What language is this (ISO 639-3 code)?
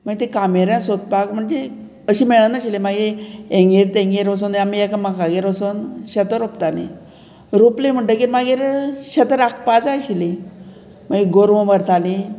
kok